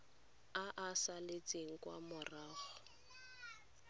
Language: Tswana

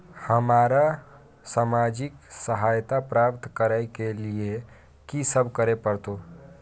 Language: Maithili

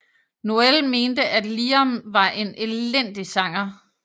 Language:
Danish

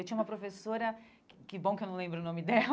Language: Portuguese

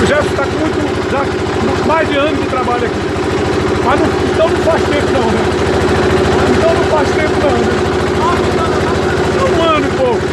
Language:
Portuguese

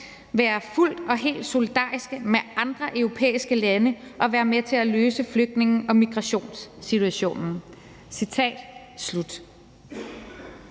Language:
Danish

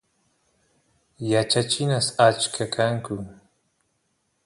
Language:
Santiago del Estero Quichua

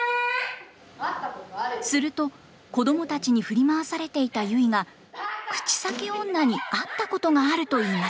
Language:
Japanese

